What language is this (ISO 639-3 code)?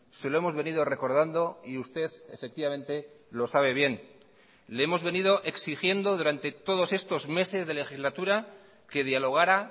spa